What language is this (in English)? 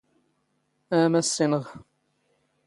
Standard Moroccan Tamazight